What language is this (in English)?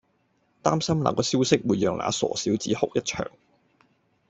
Cantonese